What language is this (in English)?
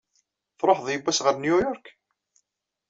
Kabyle